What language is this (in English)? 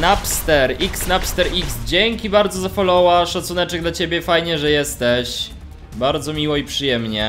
Polish